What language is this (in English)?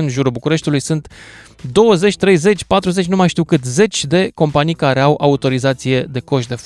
Romanian